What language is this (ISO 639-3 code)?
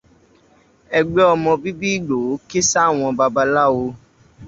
yor